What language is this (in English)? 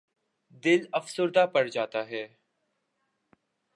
Urdu